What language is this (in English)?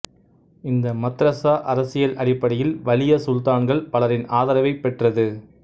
Tamil